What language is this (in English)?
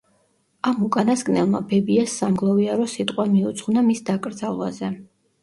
Georgian